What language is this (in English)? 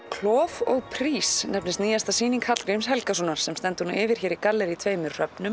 Icelandic